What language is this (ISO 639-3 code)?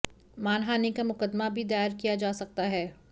hin